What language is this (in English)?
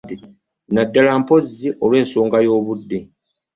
Ganda